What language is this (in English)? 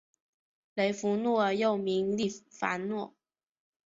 Chinese